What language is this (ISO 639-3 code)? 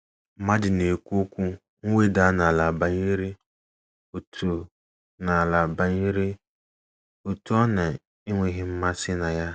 ibo